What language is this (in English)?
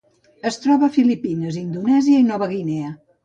Catalan